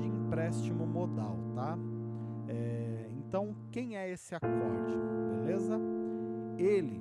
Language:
Portuguese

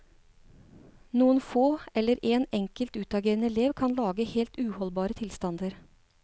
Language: Norwegian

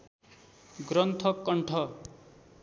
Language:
Nepali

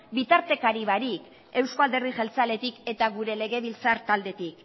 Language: Basque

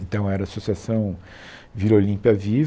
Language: Portuguese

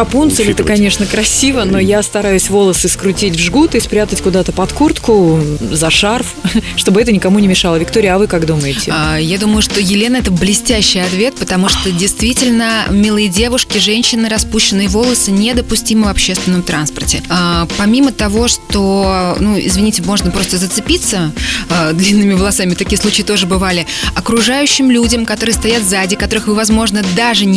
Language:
Russian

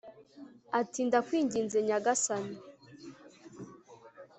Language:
Kinyarwanda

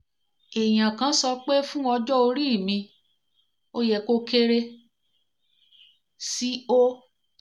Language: Yoruba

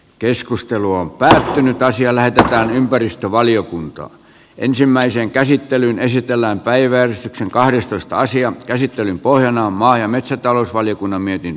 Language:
Finnish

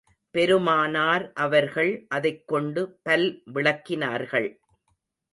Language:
Tamil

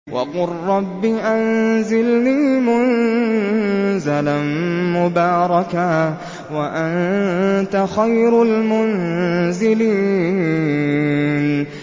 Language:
Arabic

